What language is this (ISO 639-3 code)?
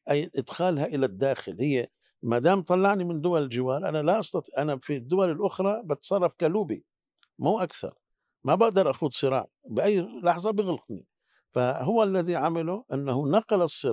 ara